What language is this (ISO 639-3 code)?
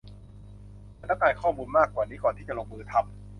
tha